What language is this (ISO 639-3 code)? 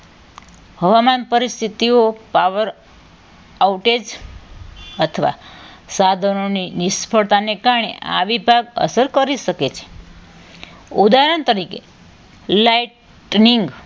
guj